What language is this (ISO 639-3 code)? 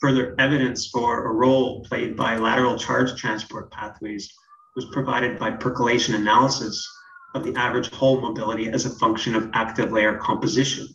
eng